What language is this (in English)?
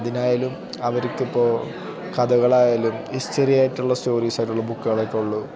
Malayalam